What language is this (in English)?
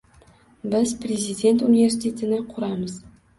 Uzbek